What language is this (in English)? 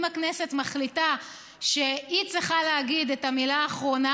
Hebrew